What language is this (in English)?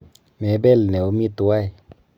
Kalenjin